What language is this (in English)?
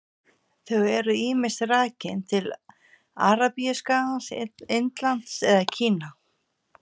Icelandic